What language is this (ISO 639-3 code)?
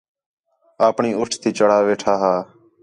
xhe